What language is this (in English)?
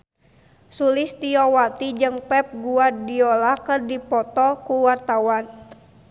Sundanese